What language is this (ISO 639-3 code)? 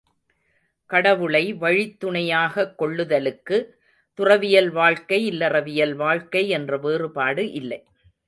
tam